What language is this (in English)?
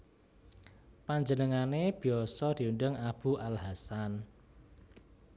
Javanese